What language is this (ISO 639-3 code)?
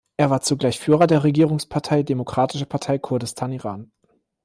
deu